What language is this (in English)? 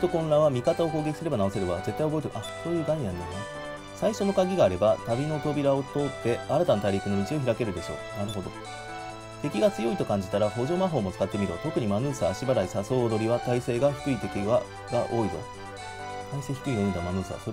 Japanese